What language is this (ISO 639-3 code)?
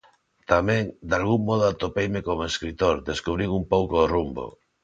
glg